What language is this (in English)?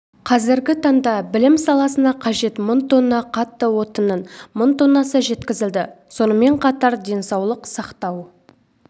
Kazakh